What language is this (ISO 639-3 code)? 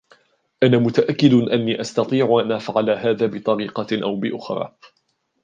ara